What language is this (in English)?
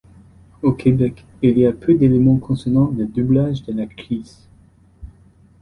French